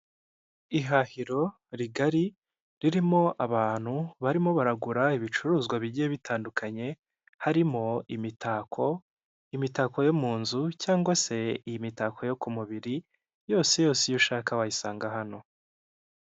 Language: Kinyarwanda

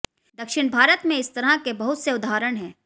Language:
Hindi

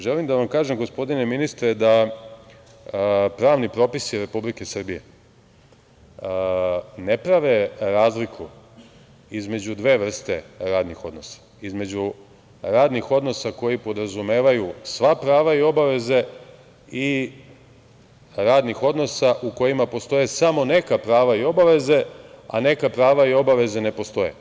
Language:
Serbian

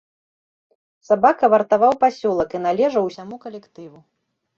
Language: Belarusian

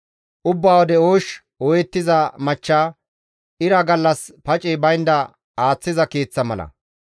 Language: Gamo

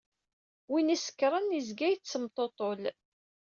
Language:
Kabyle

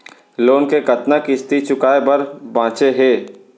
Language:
Chhattisgarhi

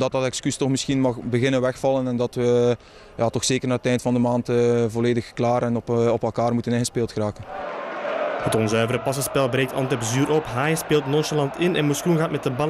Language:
Dutch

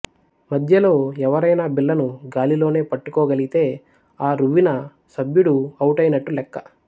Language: Telugu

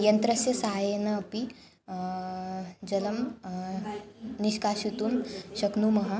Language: Sanskrit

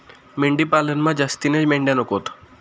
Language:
Marathi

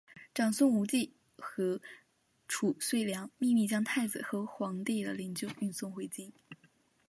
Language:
Chinese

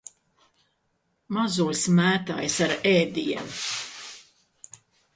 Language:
Latvian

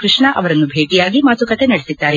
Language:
Kannada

